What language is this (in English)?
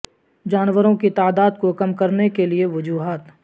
Urdu